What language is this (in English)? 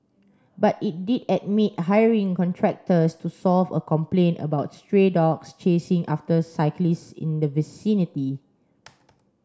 English